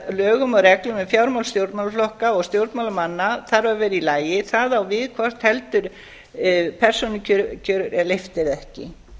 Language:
Icelandic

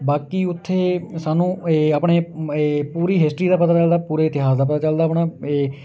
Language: Punjabi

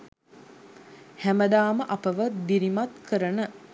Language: Sinhala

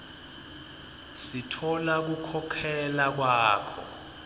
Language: Swati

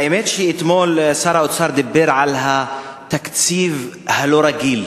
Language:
Hebrew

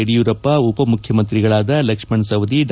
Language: Kannada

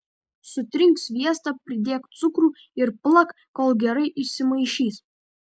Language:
Lithuanian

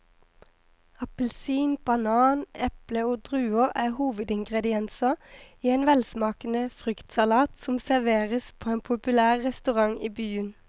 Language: Norwegian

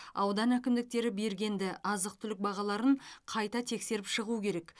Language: Kazakh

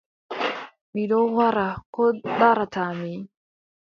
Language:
Adamawa Fulfulde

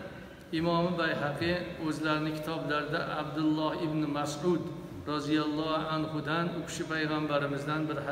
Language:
Turkish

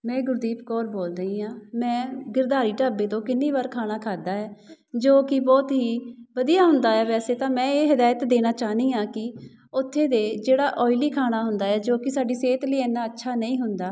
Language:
Punjabi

